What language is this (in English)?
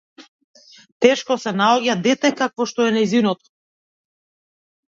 Macedonian